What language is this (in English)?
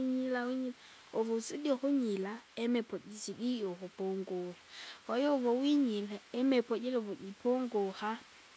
Kinga